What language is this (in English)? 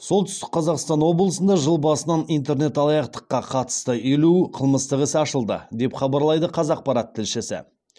Kazakh